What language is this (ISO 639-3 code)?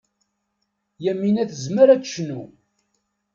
kab